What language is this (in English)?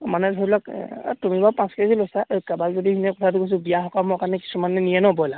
Assamese